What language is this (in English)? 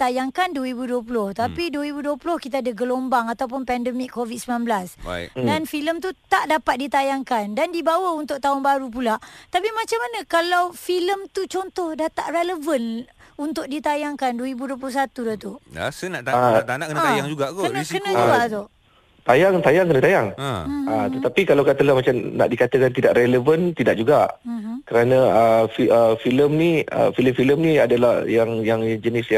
Malay